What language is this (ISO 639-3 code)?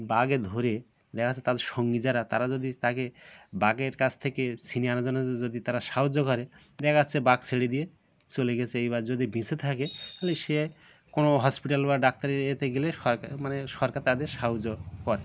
ben